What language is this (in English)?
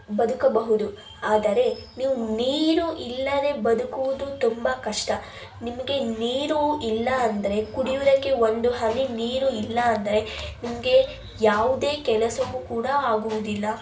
Kannada